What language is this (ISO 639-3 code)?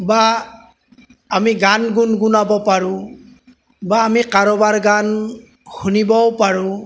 asm